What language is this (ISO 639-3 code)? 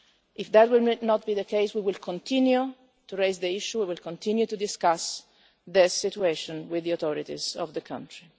eng